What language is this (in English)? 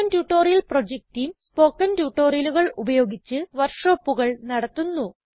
Malayalam